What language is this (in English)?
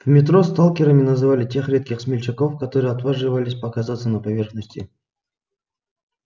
Russian